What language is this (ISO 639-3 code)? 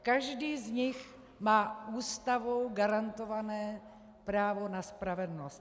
ces